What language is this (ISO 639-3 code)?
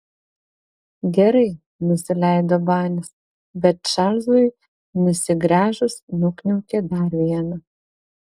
lit